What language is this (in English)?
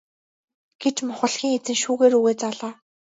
Mongolian